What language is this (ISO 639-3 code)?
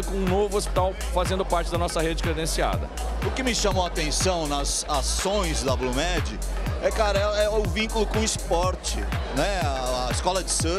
por